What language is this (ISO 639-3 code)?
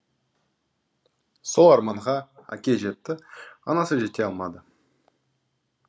kaz